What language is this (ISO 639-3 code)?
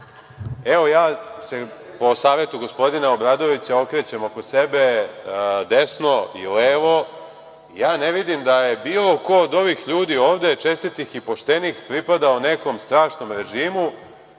srp